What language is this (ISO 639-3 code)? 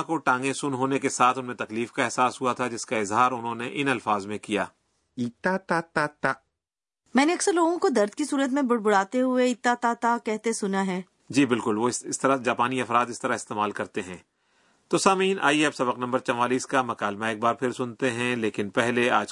urd